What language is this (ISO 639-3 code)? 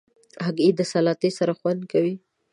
pus